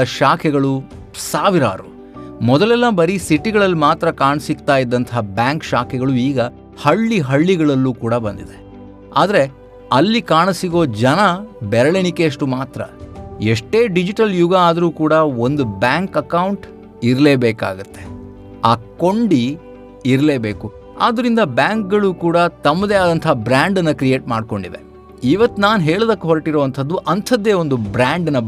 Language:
Kannada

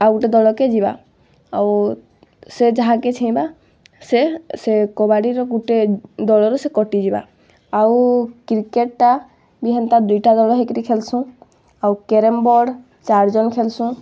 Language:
Odia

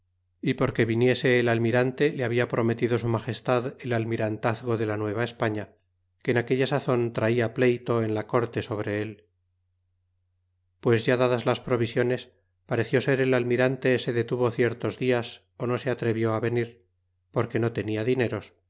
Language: Spanish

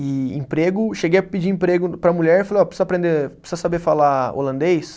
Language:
Portuguese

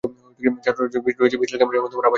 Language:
Bangla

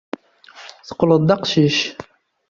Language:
Kabyle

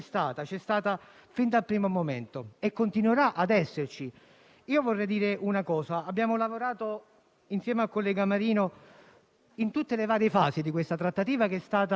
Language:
Italian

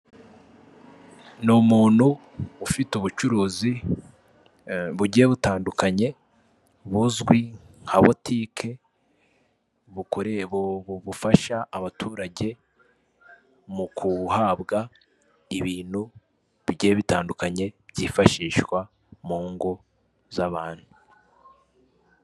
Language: Kinyarwanda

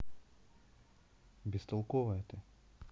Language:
Russian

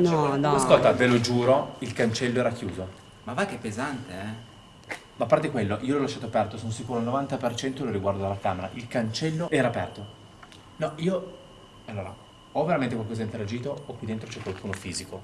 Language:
Italian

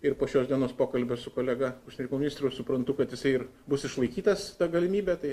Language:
Lithuanian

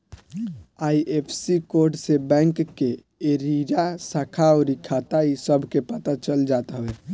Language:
Bhojpuri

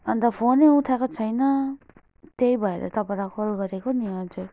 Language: Nepali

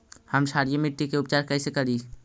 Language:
Magahi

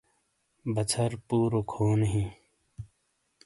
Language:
Shina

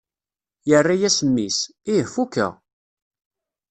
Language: Kabyle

